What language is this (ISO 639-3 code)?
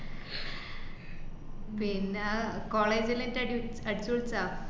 mal